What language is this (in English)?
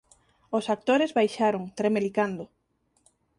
Galician